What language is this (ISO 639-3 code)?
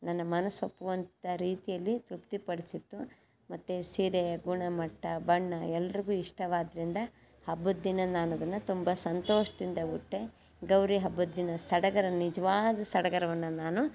kan